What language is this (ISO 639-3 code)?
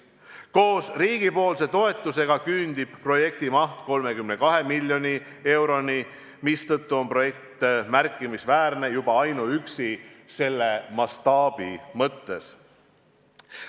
est